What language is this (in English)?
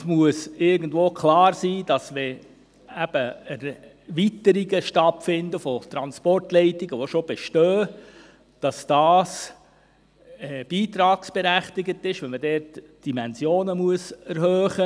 Swiss German